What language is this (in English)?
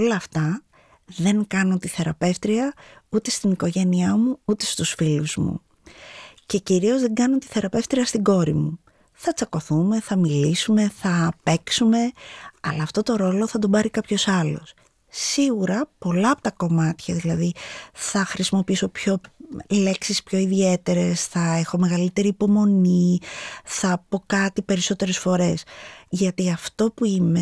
Greek